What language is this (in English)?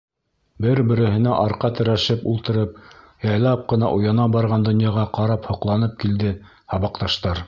Bashkir